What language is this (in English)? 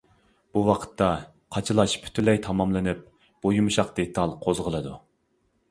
Uyghur